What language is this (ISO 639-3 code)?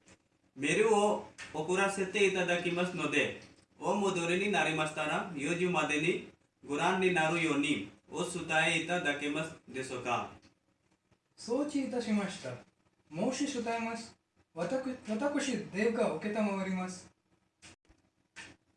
jpn